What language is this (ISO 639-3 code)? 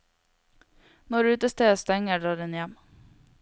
nor